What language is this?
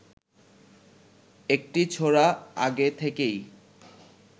Bangla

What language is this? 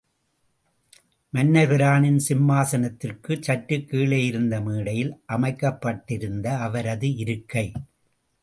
Tamil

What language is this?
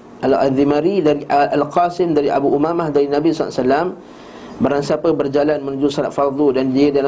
Malay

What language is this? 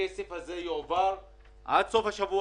Hebrew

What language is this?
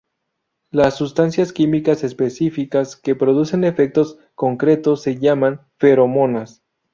Spanish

